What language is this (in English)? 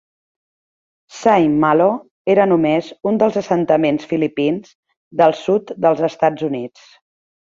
Catalan